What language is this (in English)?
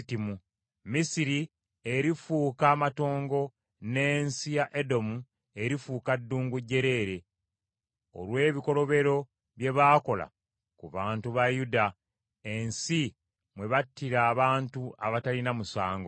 Ganda